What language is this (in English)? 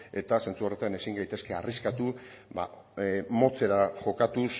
Basque